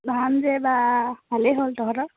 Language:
Assamese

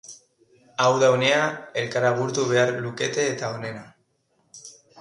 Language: Basque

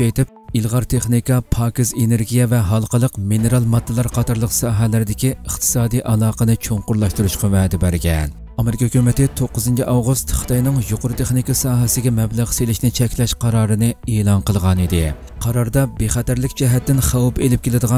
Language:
Turkish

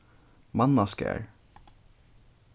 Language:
Faroese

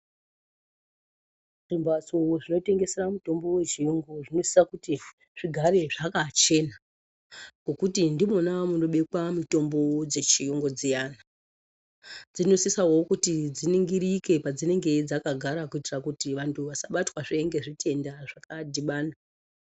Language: Ndau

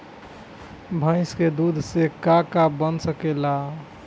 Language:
Bhojpuri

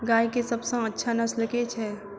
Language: Maithili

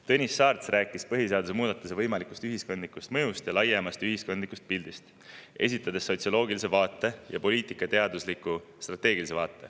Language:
Estonian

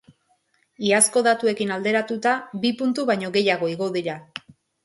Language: Basque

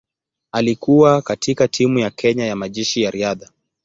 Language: Swahili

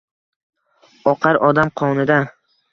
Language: Uzbek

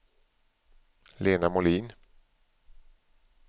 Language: Swedish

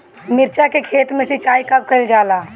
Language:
Bhojpuri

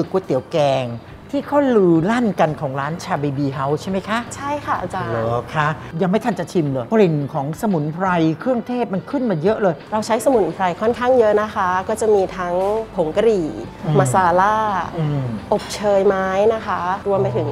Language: Thai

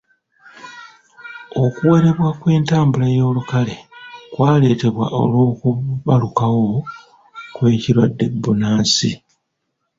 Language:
Ganda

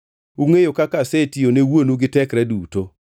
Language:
Luo (Kenya and Tanzania)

